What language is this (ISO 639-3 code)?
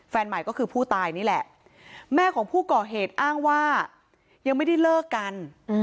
tha